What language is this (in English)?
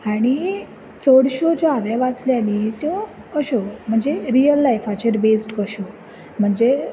Konkani